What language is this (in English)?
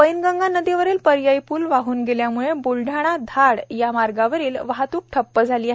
Marathi